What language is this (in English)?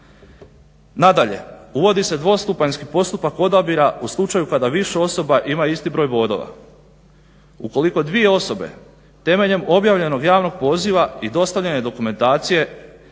Croatian